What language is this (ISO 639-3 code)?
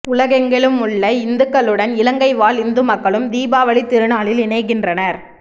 tam